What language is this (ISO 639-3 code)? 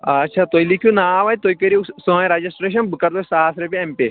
kas